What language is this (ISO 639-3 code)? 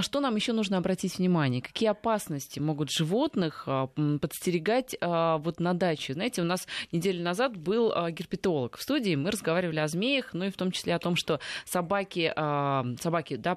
rus